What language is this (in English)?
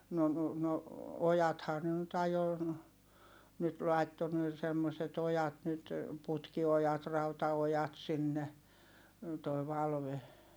Finnish